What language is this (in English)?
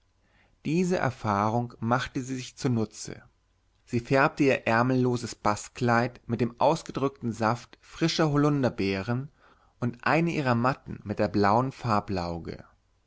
German